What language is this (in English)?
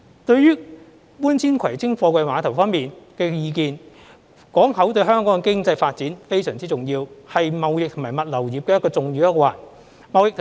Cantonese